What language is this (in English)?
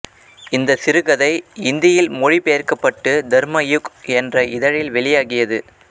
Tamil